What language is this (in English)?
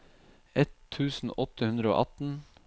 Norwegian